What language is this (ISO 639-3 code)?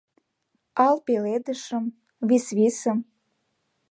chm